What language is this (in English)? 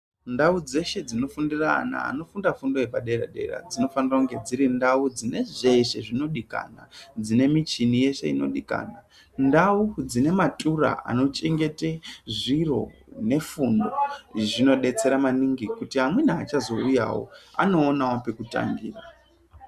Ndau